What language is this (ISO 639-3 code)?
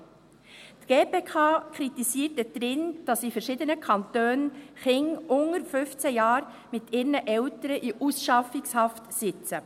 gsw